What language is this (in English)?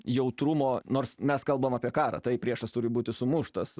Lithuanian